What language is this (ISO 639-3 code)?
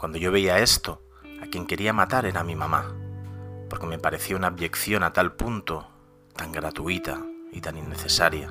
spa